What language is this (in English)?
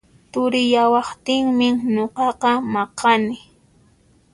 Puno Quechua